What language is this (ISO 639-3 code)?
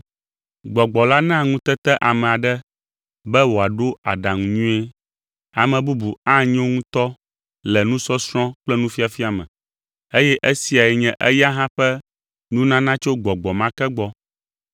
ewe